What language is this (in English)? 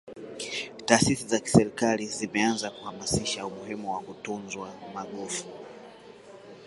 Swahili